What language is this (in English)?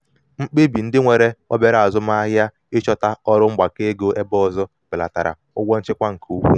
Igbo